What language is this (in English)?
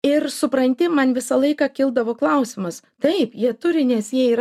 Lithuanian